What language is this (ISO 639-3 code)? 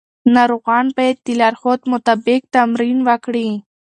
pus